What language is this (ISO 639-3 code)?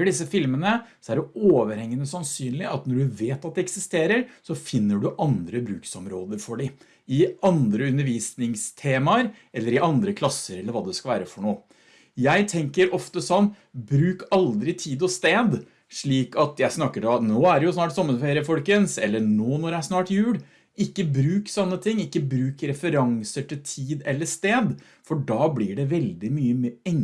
nor